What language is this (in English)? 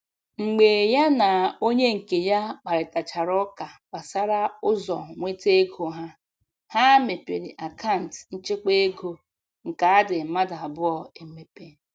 Igbo